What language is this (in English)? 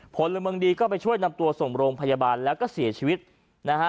Thai